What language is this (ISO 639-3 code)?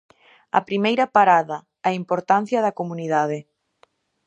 glg